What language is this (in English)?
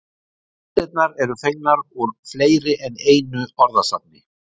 Icelandic